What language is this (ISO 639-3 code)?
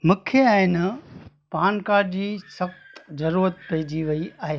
snd